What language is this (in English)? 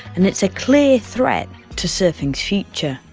English